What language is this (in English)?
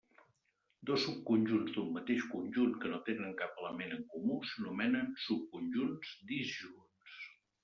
Catalan